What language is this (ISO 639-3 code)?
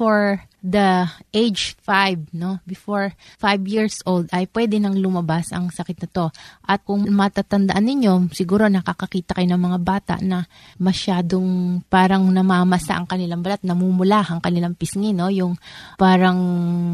fil